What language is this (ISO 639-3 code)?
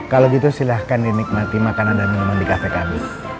ind